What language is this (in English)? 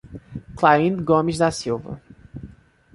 Portuguese